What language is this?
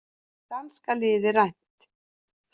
Icelandic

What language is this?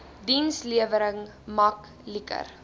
Afrikaans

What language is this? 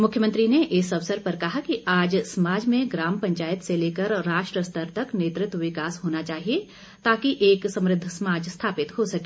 Hindi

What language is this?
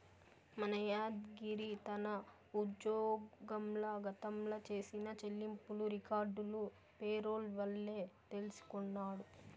Telugu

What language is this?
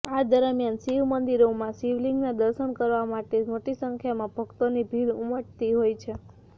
Gujarati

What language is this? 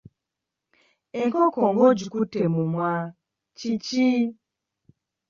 Ganda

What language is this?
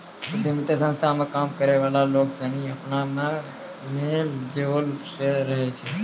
Maithili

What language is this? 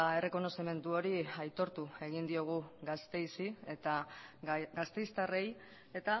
Basque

